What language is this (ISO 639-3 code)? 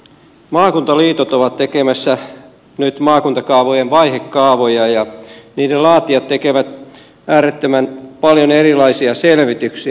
fin